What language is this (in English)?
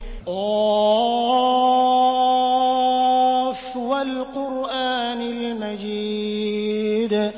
Arabic